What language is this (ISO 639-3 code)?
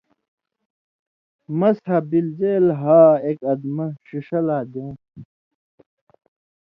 mvy